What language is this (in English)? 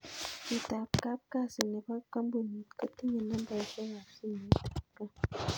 Kalenjin